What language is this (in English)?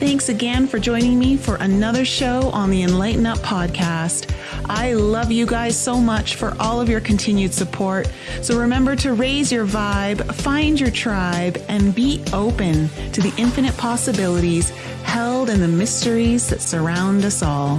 English